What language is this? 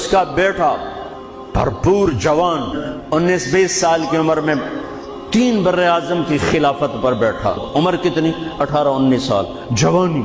Urdu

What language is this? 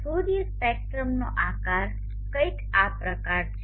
Gujarati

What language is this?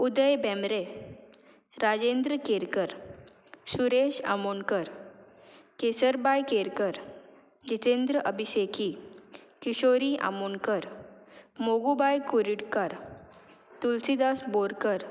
Konkani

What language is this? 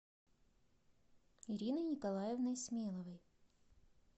Russian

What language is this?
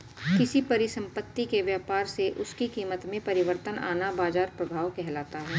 Hindi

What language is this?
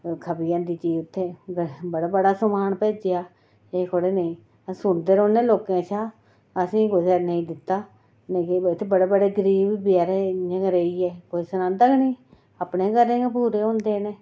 Dogri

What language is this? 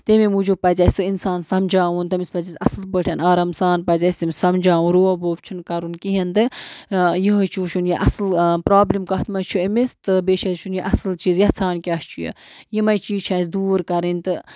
Kashmiri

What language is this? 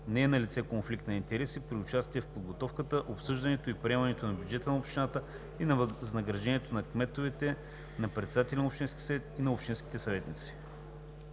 Bulgarian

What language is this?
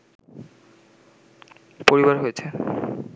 Bangla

